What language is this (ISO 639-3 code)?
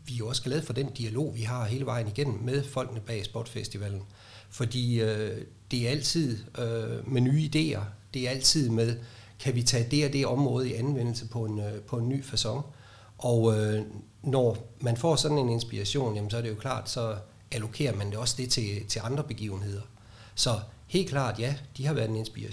dan